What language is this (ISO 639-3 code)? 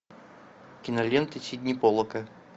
rus